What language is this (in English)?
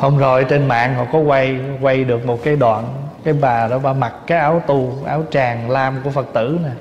Vietnamese